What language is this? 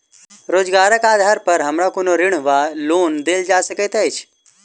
Maithili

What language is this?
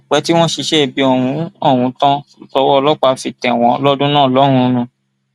Yoruba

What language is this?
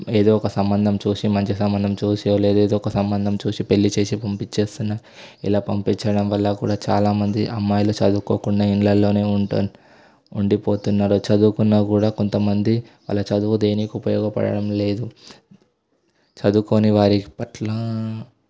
Telugu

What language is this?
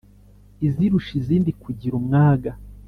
Kinyarwanda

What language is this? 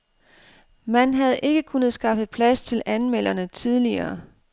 Danish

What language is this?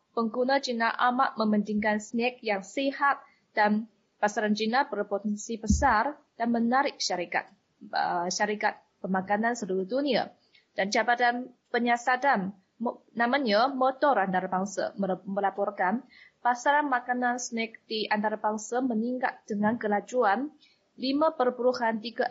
Malay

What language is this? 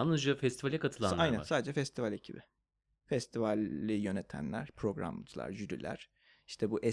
Turkish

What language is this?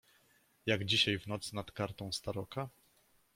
Polish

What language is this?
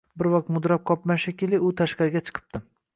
Uzbek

